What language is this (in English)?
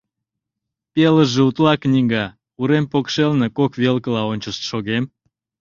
Mari